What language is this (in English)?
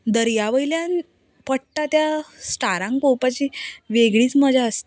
Konkani